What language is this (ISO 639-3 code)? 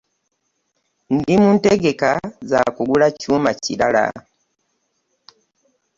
lug